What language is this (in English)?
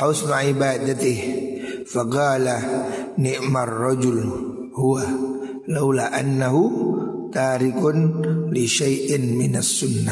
Indonesian